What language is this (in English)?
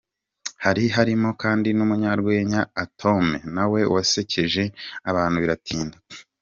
Kinyarwanda